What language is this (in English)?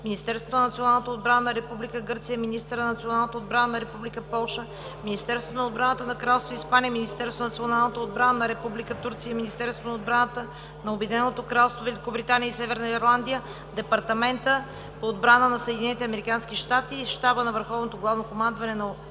Bulgarian